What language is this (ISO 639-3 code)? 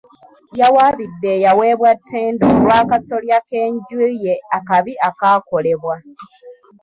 lug